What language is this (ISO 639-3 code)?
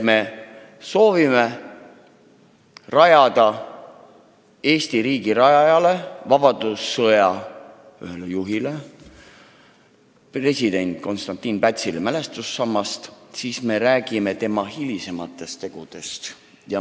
est